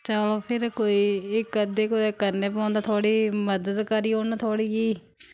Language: Dogri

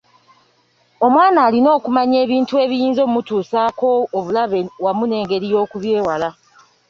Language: Ganda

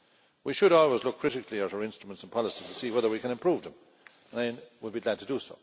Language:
English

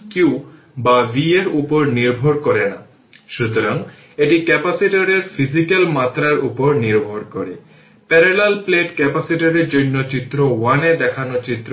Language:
Bangla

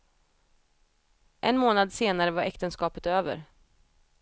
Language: Swedish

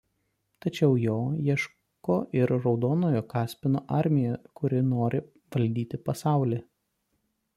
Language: Lithuanian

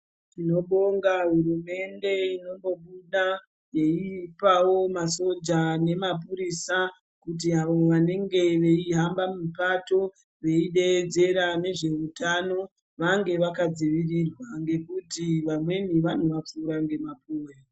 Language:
Ndau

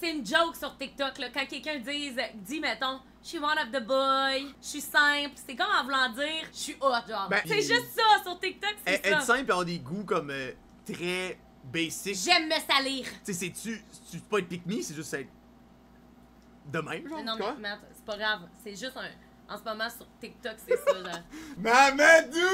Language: French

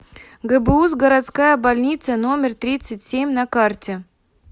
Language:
Russian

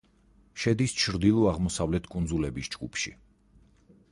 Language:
Georgian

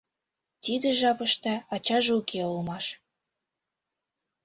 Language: Mari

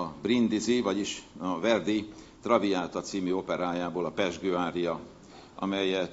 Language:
Hungarian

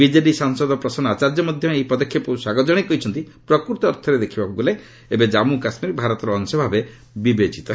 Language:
Odia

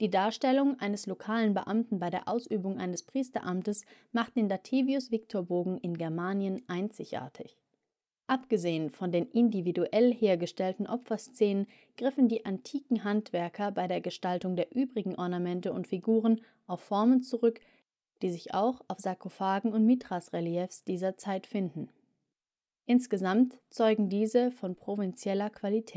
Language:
German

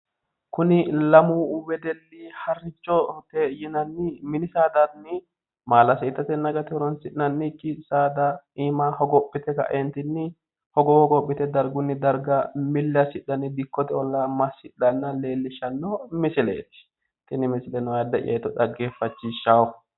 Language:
Sidamo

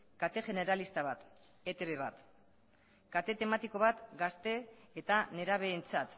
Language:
Basque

